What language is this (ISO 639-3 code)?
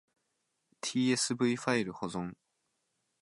jpn